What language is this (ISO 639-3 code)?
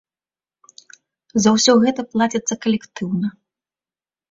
bel